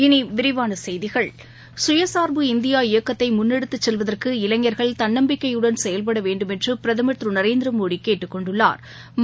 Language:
Tamil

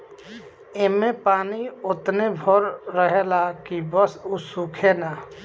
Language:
Bhojpuri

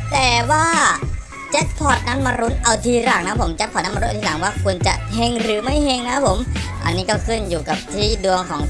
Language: Thai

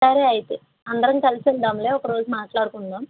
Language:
Telugu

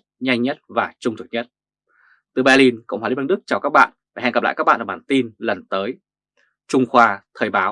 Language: Vietnamese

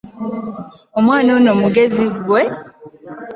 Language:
Ganda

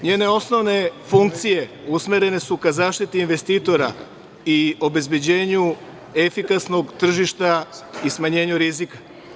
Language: Serbian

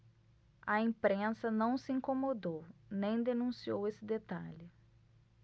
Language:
Portuguese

